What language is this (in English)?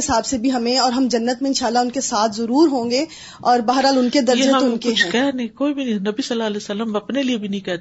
Urdu